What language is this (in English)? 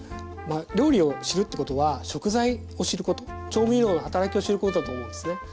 Japanese